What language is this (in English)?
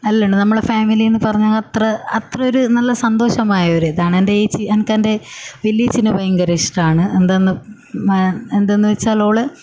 Malayalam